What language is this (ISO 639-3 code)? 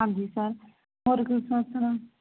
pan